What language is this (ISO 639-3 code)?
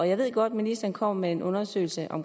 dan